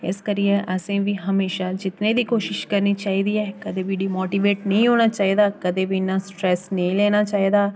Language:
Dogri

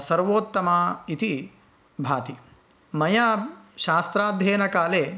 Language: Sanskrit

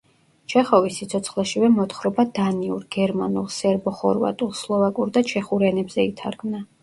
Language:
Georgian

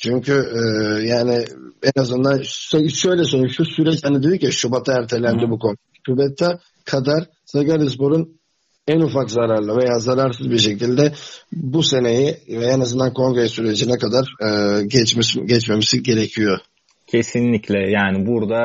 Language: Turkish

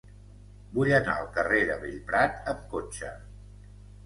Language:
Catalan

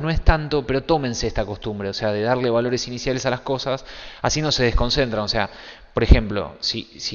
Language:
Spanish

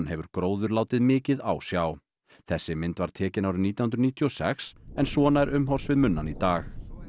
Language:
Icelandic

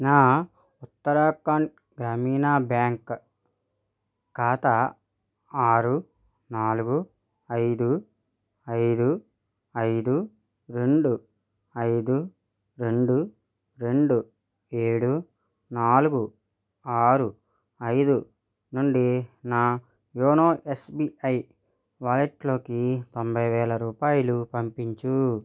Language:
Telugu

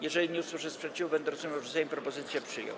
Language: Polish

